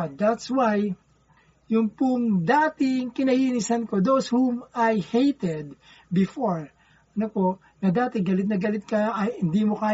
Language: Filipino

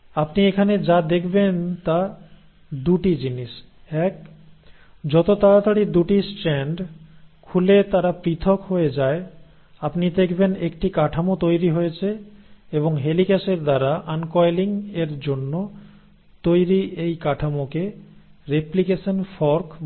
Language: Bangla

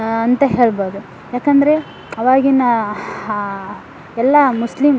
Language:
Kannada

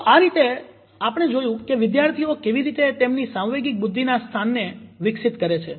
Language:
Gujarati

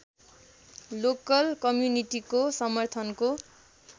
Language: Nepali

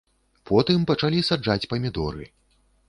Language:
Belarusian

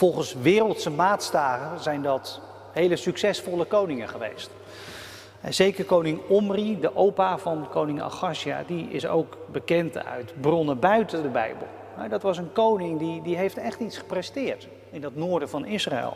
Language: Dutch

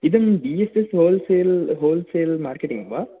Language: Sanskrit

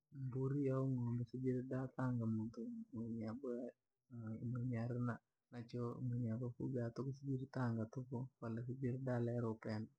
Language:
Langi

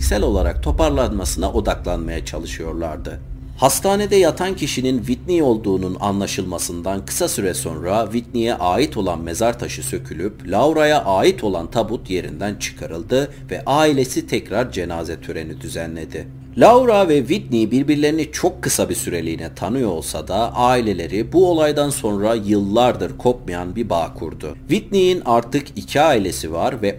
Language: Turkish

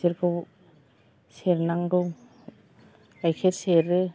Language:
Bodo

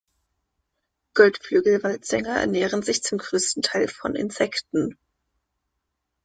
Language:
German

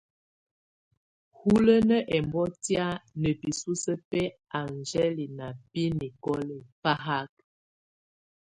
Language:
Tunen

